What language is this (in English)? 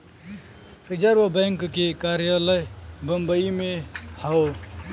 Bhojpuri